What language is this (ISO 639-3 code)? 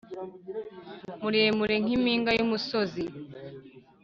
kin